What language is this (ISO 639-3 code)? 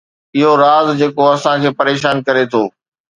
snd